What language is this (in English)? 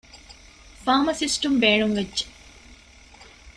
Divehi